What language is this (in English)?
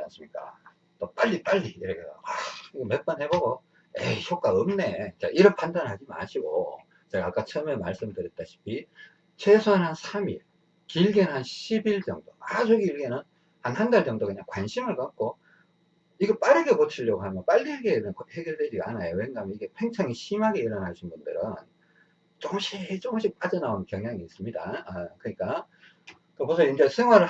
Korean